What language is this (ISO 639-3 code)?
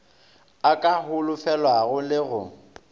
nso